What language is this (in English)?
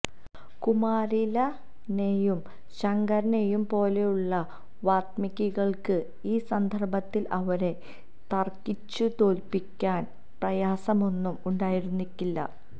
Malayalam